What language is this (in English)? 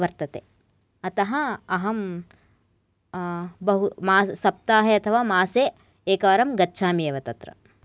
Sanskrit